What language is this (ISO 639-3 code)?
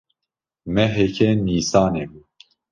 kur